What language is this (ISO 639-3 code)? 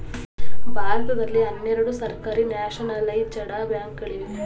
kan